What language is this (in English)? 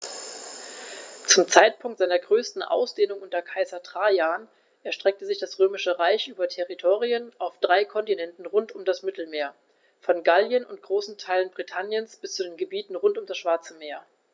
German